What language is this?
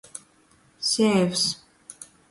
Latgalian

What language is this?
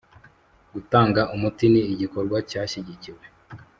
Kinyarwanda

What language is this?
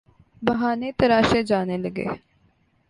Urdu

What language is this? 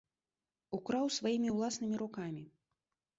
Belarusian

